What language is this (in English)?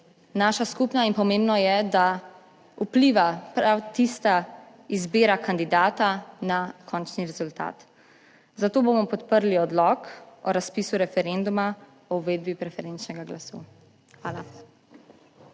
Slovenian